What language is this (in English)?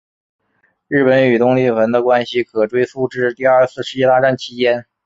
Chinese